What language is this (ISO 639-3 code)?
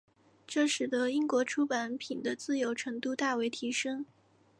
zho